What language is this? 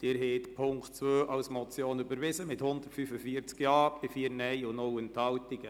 Swiss German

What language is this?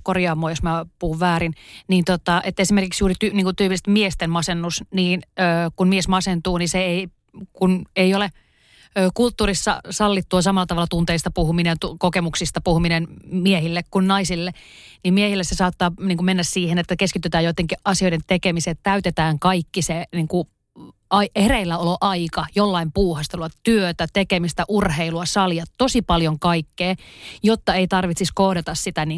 Finnish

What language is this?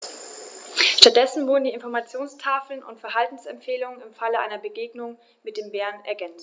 German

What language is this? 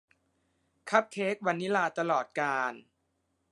Thai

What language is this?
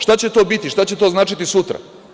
Serbian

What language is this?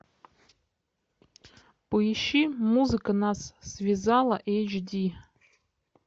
Russian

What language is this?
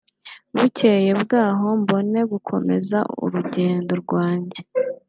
Kinyarwanda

